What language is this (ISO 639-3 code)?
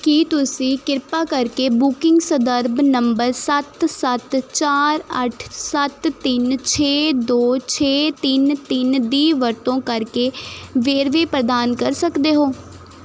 pan